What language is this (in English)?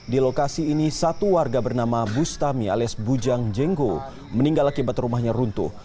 Indonesian